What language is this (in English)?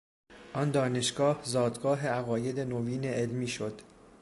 Persian